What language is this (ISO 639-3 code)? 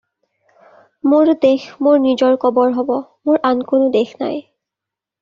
asm